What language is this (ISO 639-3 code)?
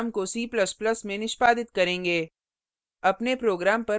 hin